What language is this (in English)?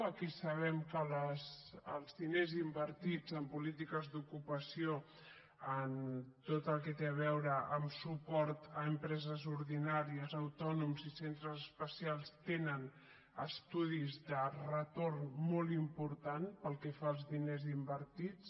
Catalan